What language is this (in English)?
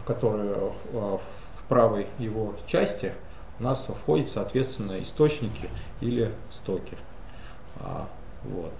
Russian